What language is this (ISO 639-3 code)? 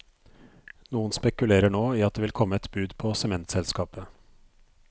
nor